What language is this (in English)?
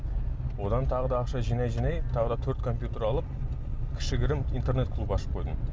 Kazakh